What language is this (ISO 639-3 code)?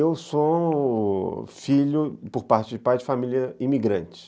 por